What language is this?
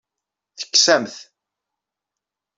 Kabyle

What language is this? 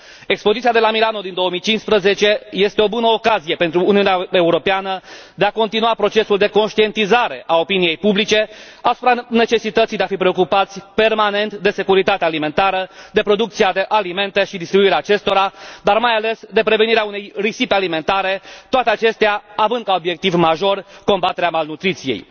Romanian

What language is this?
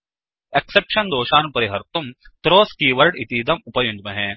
Sanskrit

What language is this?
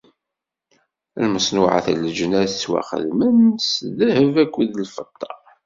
Kabyle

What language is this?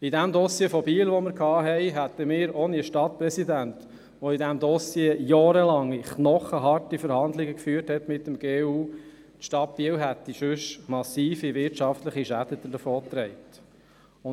Swiss German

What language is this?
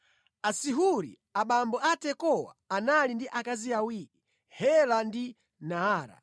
Nyanja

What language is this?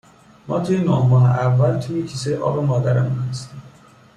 Persian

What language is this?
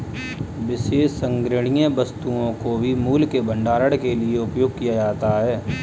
Hindi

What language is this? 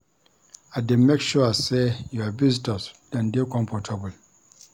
Nigerian Pidgin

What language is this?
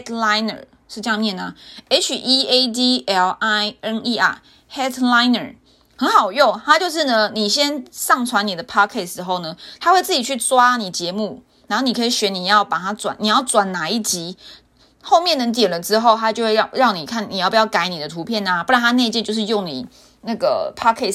Chinese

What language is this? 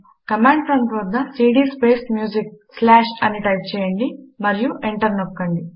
Telugu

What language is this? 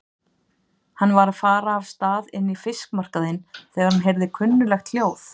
Icelandic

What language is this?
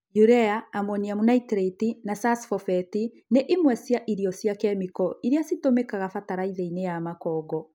Kikuyu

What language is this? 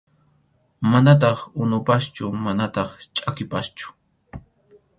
Arequipa-La Unión Quechua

